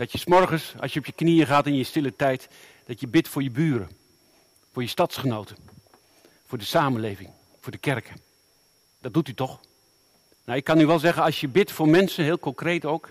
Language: Dutch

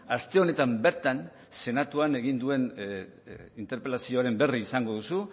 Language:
Basque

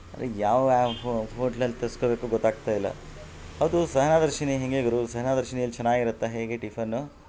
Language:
Kannada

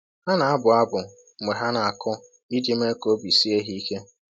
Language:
Igbo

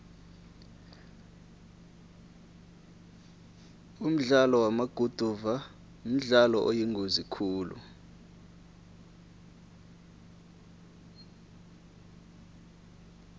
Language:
South Ndebele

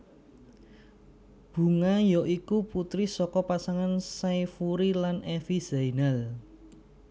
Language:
Javanese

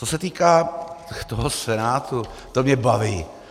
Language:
Czech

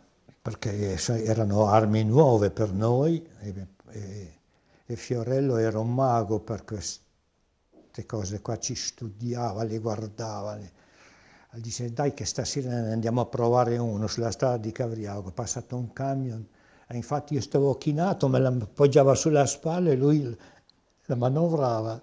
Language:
Italian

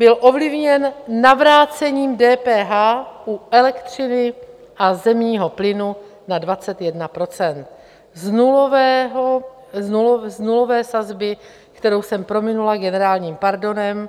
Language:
Czech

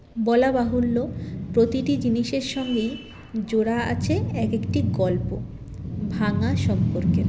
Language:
Bangla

